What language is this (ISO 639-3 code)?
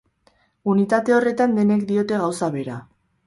eus